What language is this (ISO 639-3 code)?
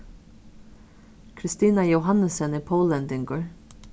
fao